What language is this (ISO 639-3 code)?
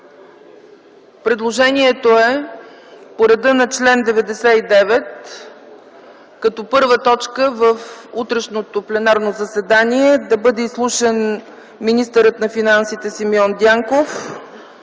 bul